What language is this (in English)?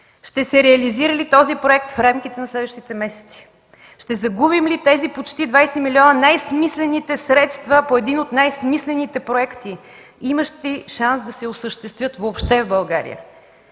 Bulgarian